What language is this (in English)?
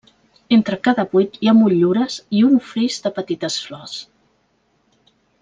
Catalan